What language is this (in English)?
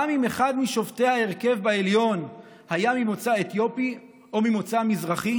Hebrew